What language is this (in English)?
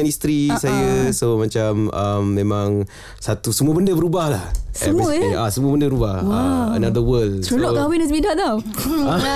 Malay